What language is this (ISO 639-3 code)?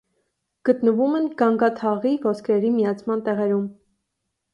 hye